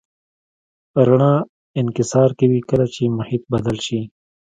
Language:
Pashto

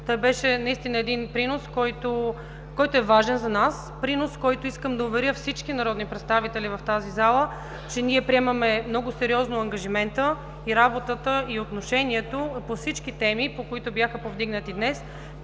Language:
Bulgarian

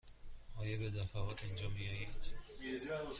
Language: Persian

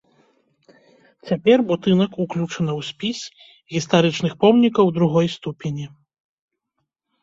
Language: Belarusian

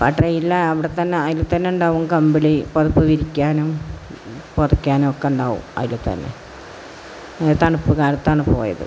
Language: Malayalam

